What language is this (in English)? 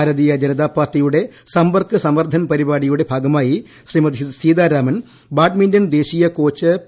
Malayalam